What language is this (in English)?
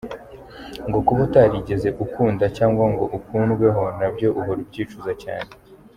Kinyarwanda